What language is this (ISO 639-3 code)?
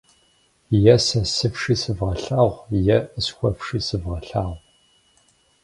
kbd